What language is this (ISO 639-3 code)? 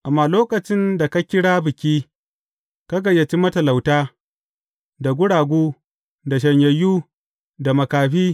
hau